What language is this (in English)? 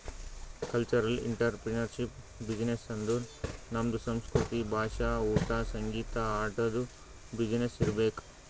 Kannada